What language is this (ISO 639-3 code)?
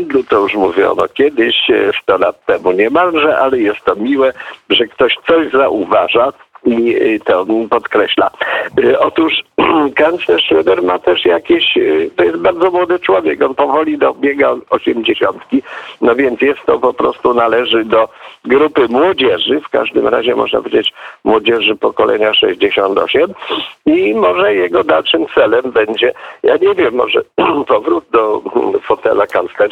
pol